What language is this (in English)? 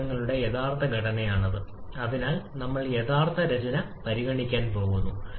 Malayalam